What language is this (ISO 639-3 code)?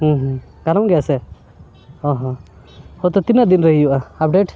sat